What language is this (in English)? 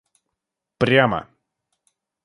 Russian